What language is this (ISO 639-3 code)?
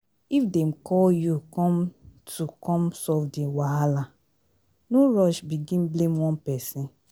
pcm